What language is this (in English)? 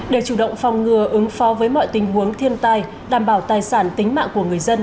Vietnamese